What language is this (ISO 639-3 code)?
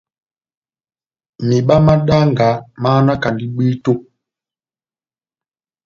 bnm